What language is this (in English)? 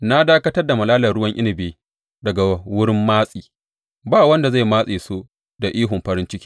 Hausa